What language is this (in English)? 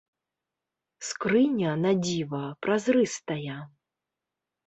Belarusian